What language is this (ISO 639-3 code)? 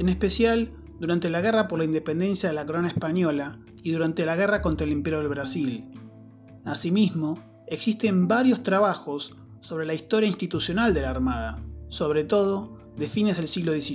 spa